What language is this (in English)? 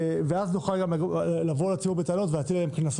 Hebrew